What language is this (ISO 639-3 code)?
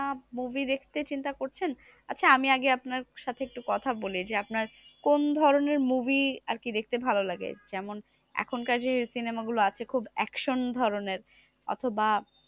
ben